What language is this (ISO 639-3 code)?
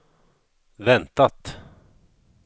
swe